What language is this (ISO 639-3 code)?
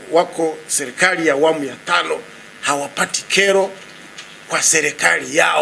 swa